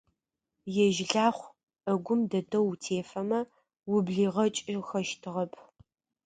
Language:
Adyghe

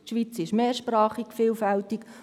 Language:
Swiss German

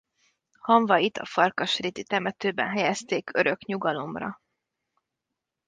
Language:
Hungarian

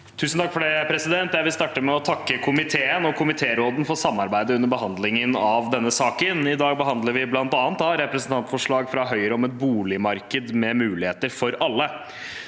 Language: Norwegian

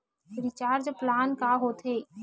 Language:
Chhattisgarhi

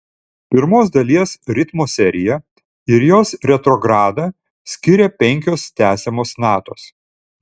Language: Lithuanian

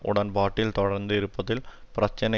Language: Tamil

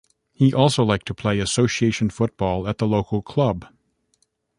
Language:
English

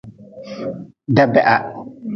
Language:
Nawdm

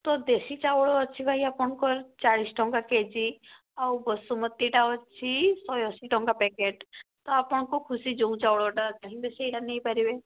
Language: Odia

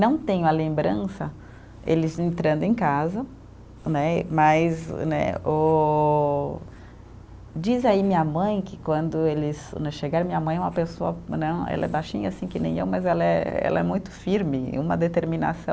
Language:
Portuguese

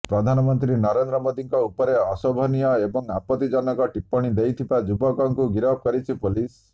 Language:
Odia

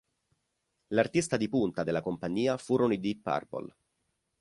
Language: Italian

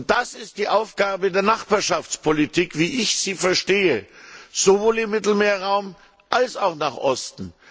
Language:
German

